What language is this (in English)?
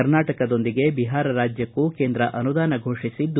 Kannada